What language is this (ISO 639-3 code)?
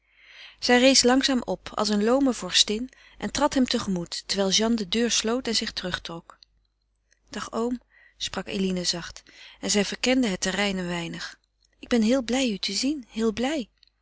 nld